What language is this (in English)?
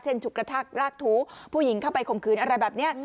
Thai